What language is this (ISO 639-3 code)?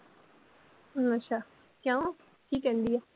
pan